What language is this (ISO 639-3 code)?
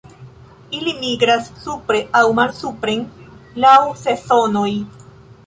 epo